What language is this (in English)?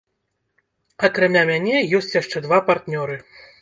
Belarusian